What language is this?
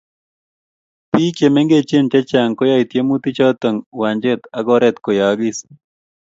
Kalenjin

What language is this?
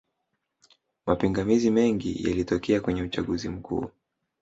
Swahili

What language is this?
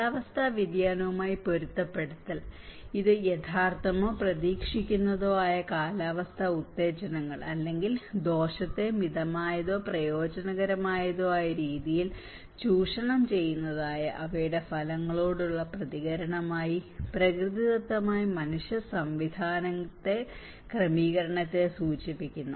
Malayalam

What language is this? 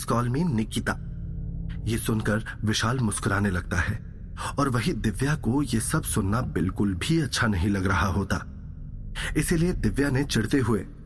Hindi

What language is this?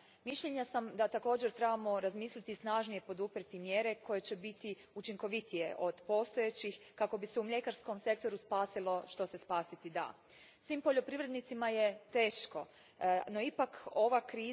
Croatian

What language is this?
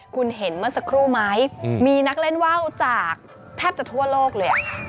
Thai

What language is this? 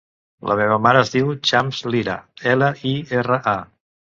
Catalan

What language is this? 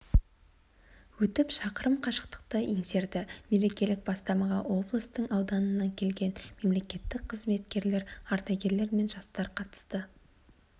Kazakh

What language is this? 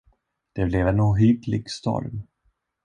Swedish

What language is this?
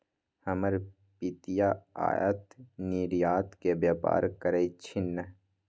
Magahi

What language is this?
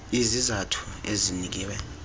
Xhosa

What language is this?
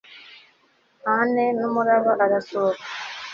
Kinyarwanda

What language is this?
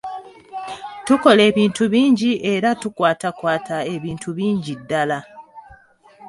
Ganda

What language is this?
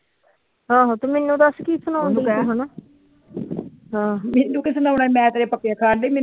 Punjabi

